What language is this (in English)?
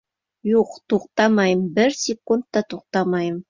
Bashkir